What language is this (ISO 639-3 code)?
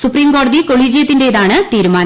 mal